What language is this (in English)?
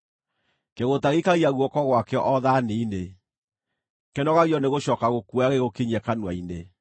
Kikuyu